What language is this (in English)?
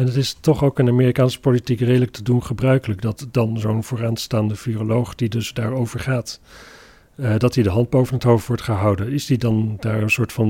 Dutch